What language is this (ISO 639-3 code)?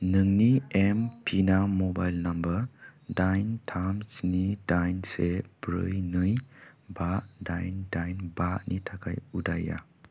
brx